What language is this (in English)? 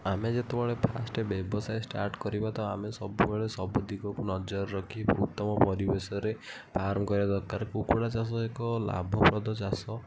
Odia